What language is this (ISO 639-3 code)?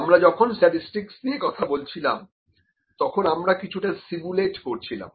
ben